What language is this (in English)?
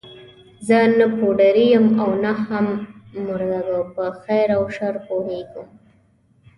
Pashto